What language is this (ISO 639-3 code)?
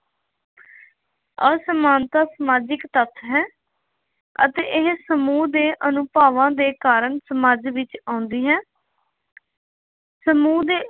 pan